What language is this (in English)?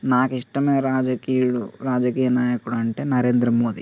Telugu